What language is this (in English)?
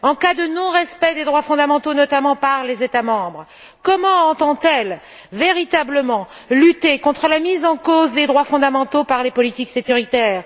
French